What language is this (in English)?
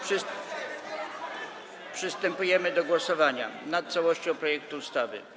Polish